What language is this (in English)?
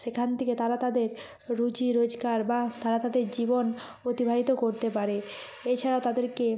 Bangla